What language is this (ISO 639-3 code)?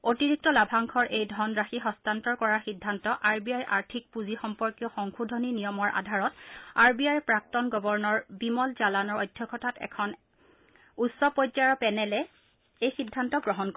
asm